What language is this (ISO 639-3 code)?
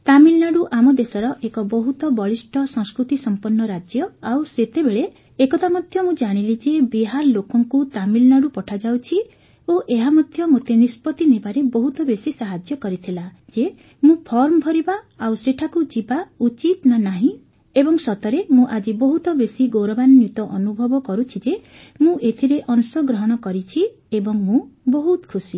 ori